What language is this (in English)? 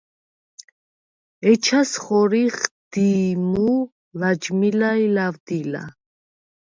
Svan